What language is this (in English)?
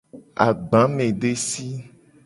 Gen